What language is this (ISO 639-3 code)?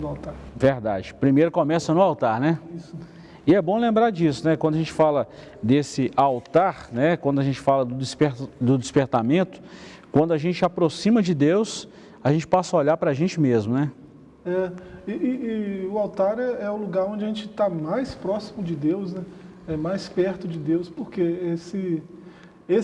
por